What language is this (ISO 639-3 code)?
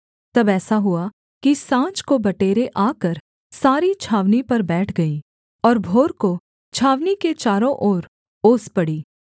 hin